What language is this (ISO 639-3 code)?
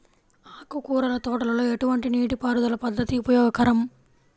tel